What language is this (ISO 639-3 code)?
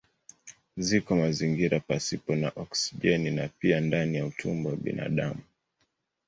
swa